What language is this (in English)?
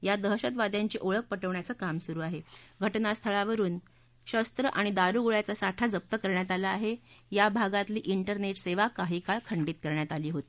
Marathi